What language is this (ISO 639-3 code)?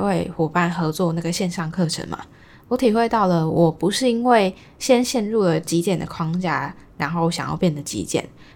zho